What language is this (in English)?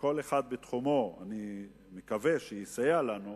Hebrew